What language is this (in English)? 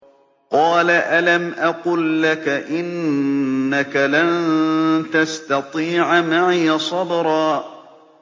Arabic